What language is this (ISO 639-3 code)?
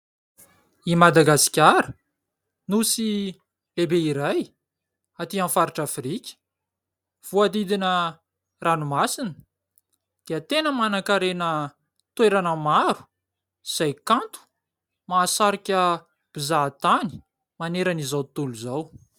mlg